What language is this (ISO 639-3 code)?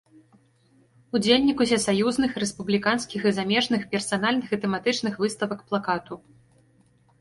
bel